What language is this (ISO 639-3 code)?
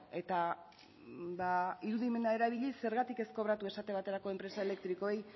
eus